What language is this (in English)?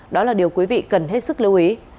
Vietnamese